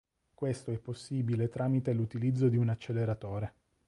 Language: Italian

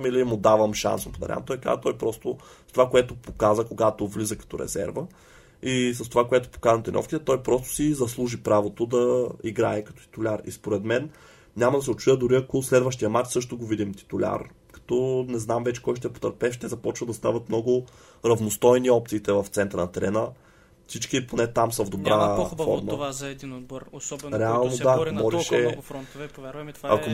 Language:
Bulgarian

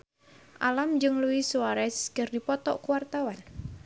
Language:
Sundanese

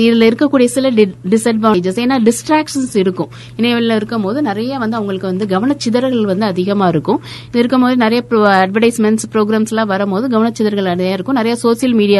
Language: Tamil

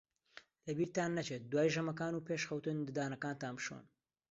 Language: Central Kurdish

